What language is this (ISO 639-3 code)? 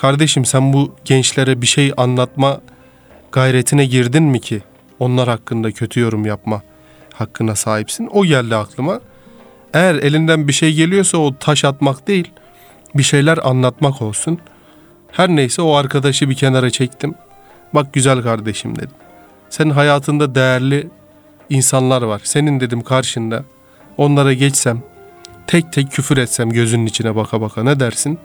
tur